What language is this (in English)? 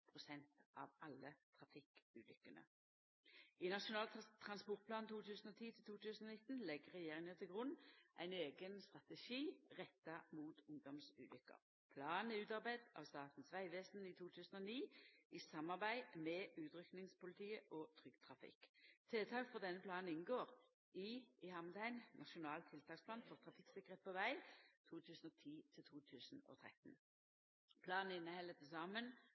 Norwegian Nynorsk